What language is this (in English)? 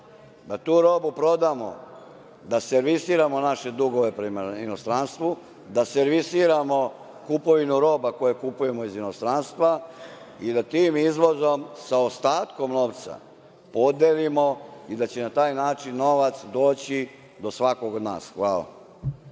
Serbian